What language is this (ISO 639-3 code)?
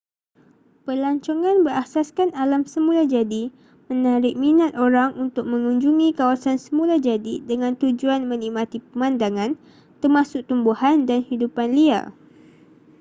msa